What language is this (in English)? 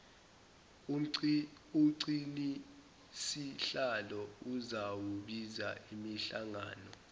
Zulu